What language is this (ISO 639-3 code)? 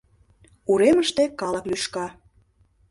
chm